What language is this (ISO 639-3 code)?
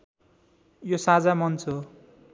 nep